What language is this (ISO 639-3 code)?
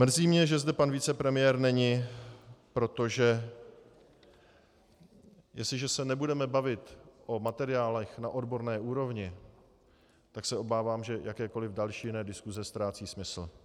ces